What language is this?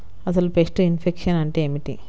Telugu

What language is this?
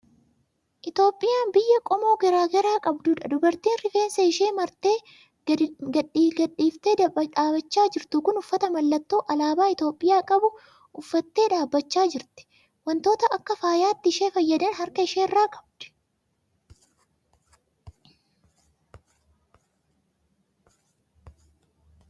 Oromo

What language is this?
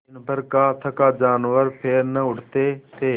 Hindi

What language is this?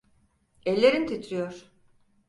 Turkish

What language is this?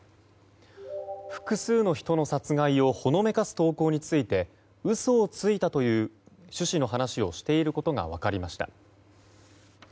Japanese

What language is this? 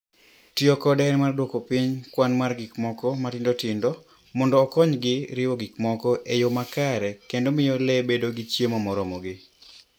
Luo (Kenya and Tanzania)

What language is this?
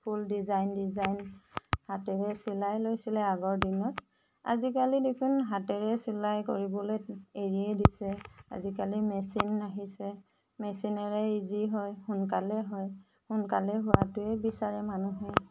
Assamese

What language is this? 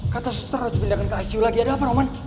Indonesian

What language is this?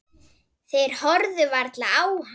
Icelandic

